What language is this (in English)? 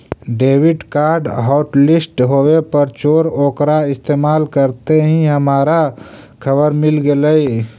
Magahi